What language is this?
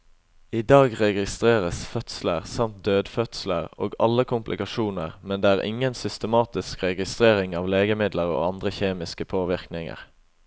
Norwegian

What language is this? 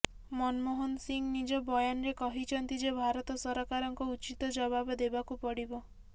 Odia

